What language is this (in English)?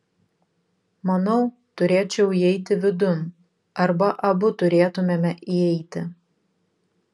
Lithuanian